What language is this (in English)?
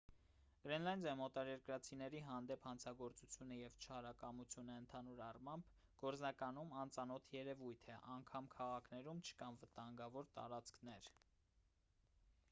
Armenian